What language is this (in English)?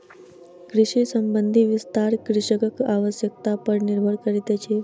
Maithili